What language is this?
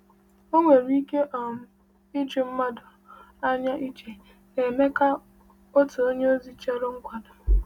Igbo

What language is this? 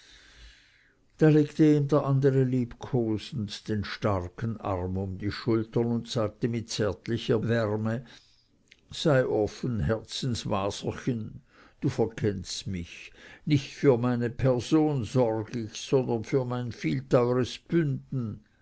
German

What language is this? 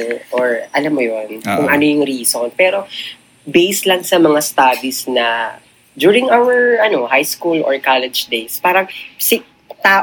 Filipino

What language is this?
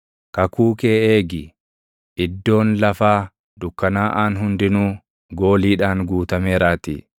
Oromo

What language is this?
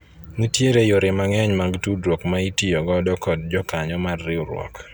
Luo (Kenya and Tanzania)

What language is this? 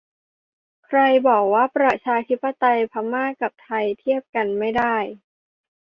Thai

